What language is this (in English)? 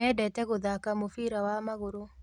Kikuyu